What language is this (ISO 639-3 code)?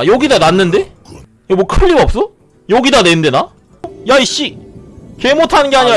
kor